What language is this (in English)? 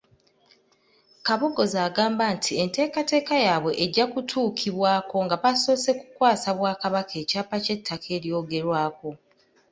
Ganda